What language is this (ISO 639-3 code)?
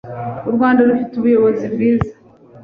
kin